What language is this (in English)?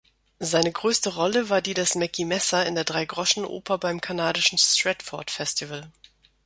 German